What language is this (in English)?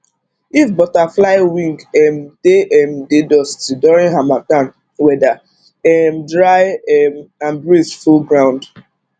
Nigerian Pidgin